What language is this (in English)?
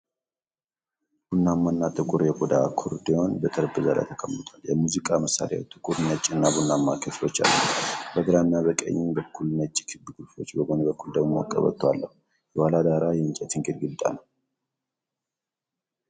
Amharic